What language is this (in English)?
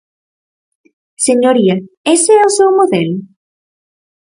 Galician